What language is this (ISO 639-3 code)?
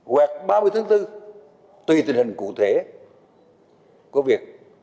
vie